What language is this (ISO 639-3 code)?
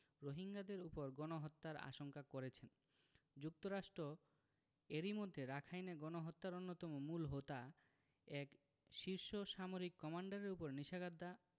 ben